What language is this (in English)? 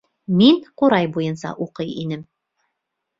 Bashkir